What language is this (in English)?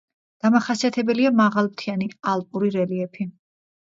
Georgian